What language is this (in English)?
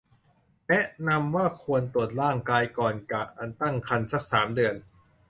Thai